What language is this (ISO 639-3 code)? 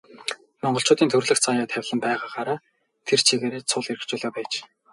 mon